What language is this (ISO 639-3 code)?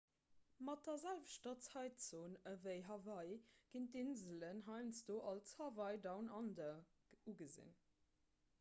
ltz